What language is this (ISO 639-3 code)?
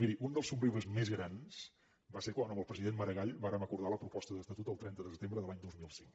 cat